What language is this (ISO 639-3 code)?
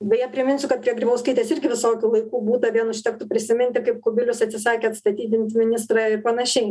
lit